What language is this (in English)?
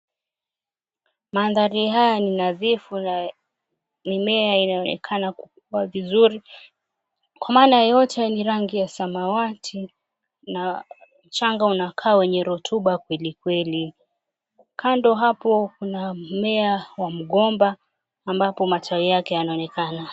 Swahili